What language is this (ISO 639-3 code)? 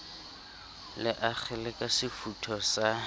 sot